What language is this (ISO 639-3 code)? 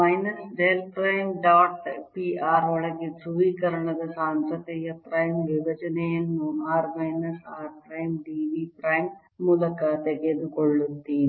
kan